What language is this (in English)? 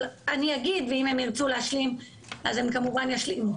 Hebrew